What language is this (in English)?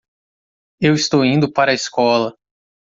Portuguese